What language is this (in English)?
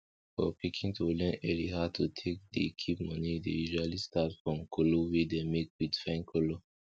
Nigerian Pidgin